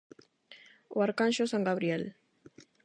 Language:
Galician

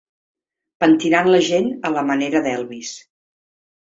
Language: Catalan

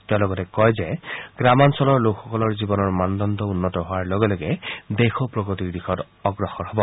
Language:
Assamese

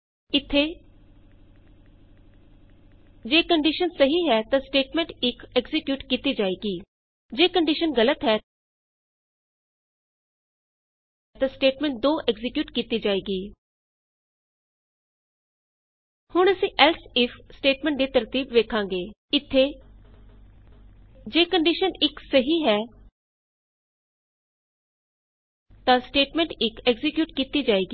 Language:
Punjabi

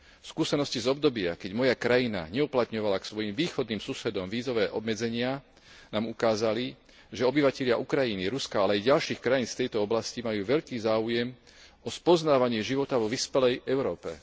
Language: Slovak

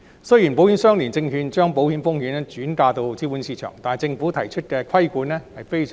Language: Cantonese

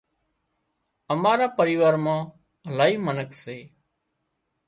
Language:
Wadiyara Koli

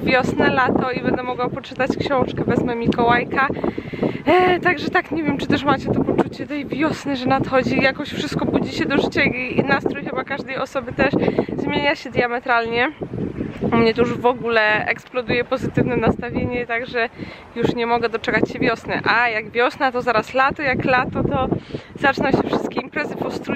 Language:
Polish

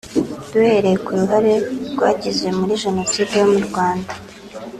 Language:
Kinyarwanda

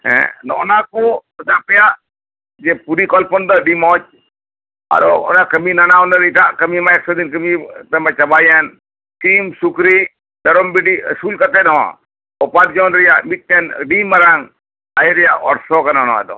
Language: Santali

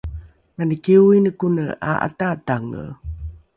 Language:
Rukai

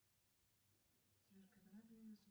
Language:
Russian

